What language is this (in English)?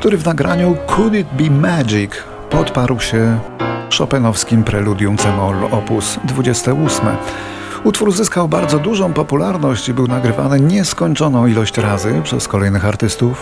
Polish